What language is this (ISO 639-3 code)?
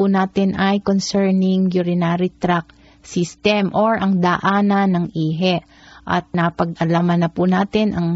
fil